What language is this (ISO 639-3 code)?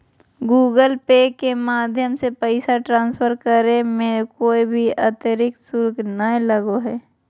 mag